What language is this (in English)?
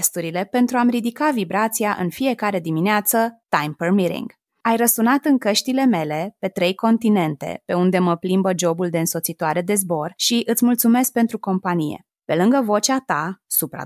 Romanian